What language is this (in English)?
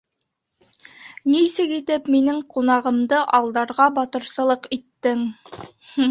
Bashkir